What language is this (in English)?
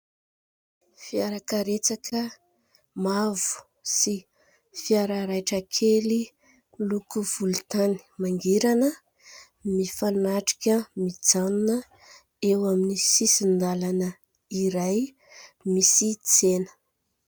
Malagasy